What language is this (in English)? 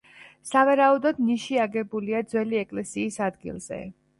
Georgian